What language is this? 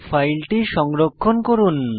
Bangla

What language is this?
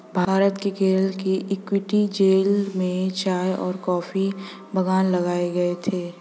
Hindi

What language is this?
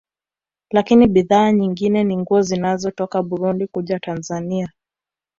Swahili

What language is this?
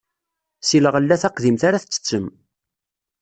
Kabyle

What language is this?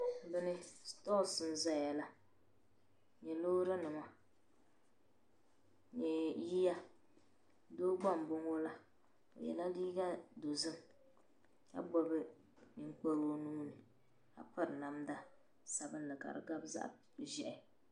Dagbani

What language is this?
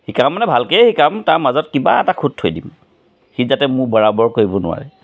Assamese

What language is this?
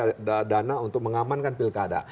Indonesian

